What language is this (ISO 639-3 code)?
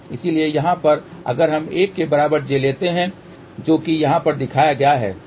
hin